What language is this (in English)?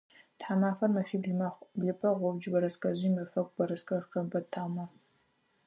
Adyghe